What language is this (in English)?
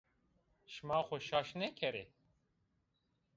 Zaza